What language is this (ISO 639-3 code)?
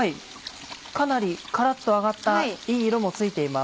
jpn